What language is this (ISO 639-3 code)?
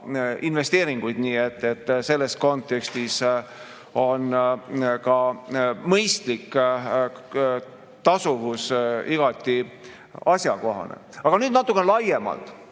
est